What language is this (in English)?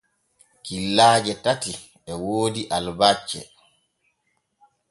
Borgu Fulfulde